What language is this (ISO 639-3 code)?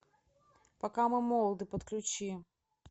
rus